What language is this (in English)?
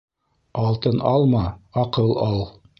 Bashkir